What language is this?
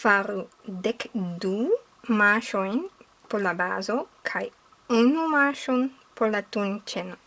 Esperanto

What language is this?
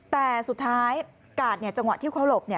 Thai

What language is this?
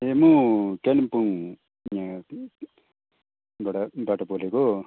Nepali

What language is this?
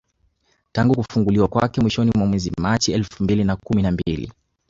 Swahili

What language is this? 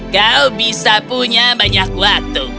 Indonesian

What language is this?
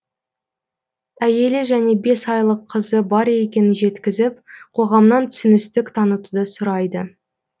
Kazakh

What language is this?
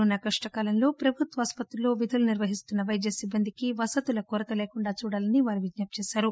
Telugu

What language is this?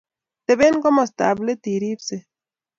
Kalenjin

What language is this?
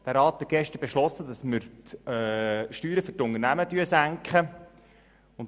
Swiss German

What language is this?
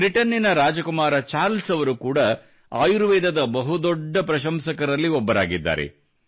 Kannada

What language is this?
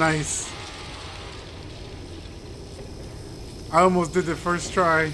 English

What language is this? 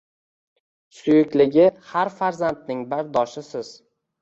Uzbek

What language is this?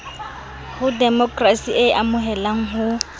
Southern Sotho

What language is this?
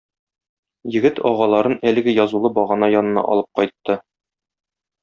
Tatar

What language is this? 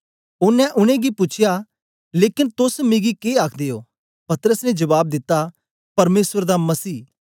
Dogri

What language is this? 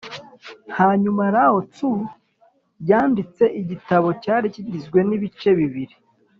Kinyarwanda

